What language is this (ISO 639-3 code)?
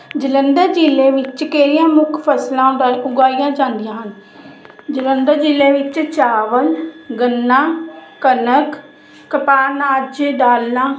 pan